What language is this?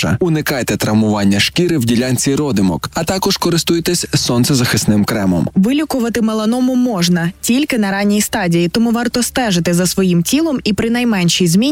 Ukrainian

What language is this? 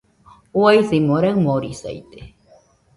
Nüpode Huitoto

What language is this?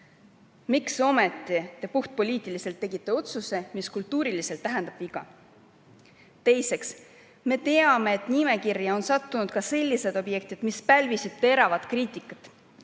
Estonian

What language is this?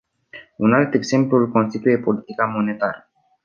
Romanian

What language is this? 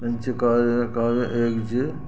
Sindhi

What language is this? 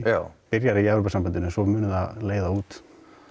Icelandic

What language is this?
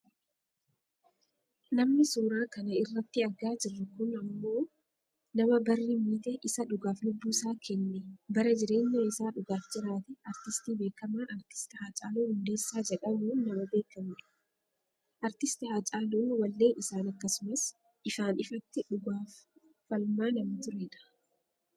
Oromo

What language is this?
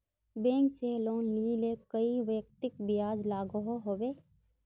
Magahi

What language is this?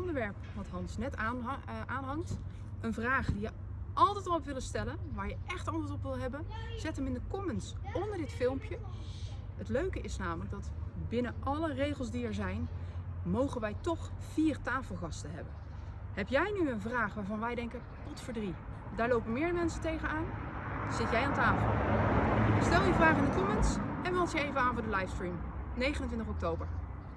Dutch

